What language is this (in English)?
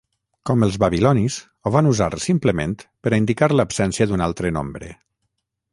Catalan